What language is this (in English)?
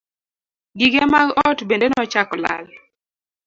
Luo (Kenya and Tanzania)